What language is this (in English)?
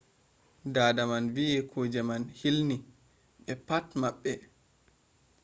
Fula